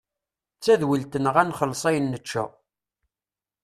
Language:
Kabyle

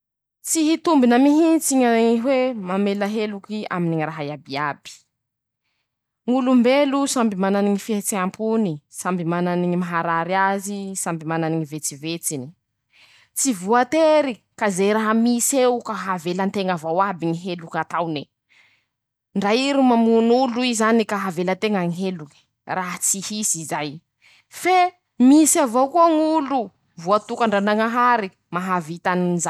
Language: Masikoro Malagasy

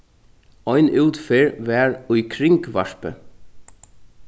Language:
Faroese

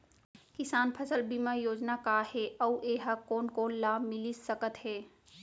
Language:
Chhattisgarhi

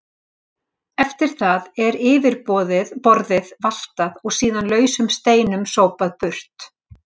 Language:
Icelandic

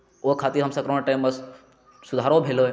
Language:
Maithili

